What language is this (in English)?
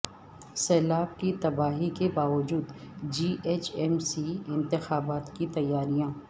Urdu